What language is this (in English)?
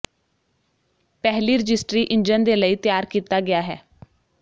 Punjabi